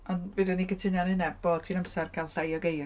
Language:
Welsh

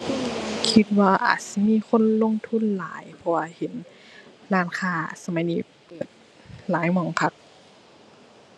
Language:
Thai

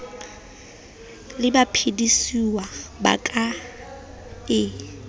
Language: Southern Sotho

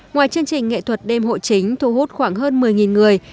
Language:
Vietnamese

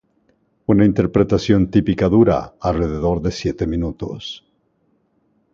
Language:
Spanish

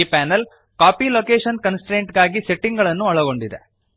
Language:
Kannada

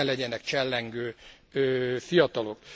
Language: Hungarian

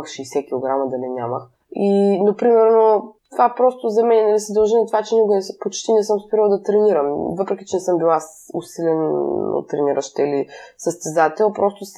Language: Bulgarian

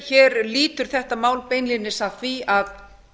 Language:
Icelandic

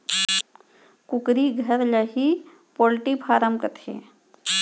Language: Chhattisgarhi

